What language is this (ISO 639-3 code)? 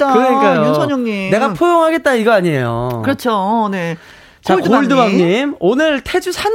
kor